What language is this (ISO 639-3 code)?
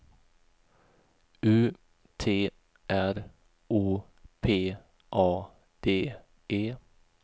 swe